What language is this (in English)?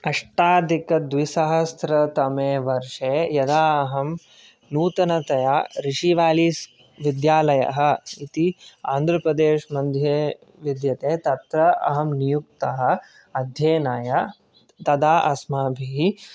Sanskrit